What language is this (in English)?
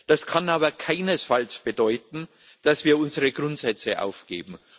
German